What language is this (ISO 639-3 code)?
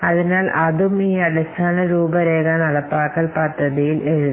mal